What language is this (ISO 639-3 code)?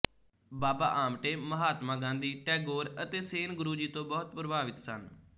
pan